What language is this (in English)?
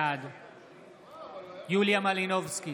Hebrew